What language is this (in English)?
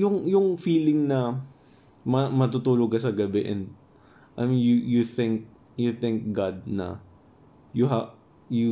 Filipino